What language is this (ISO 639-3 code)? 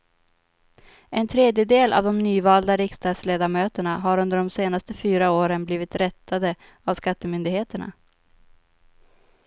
swe